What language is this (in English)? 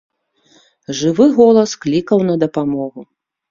Belarusian